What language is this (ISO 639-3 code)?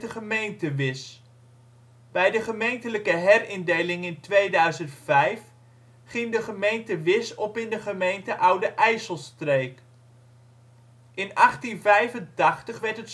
nld